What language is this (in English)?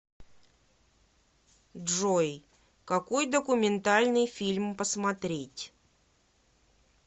Russian